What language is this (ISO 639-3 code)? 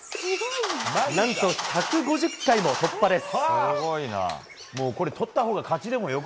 jpn